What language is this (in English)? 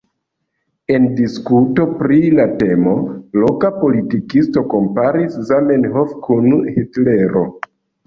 Esperanto